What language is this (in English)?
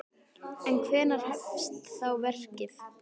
Icelandic